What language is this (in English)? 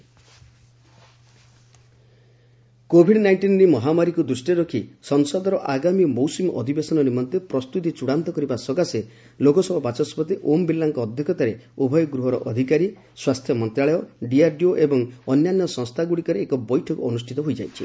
Odia